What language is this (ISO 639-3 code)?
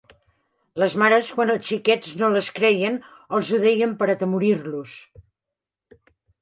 cat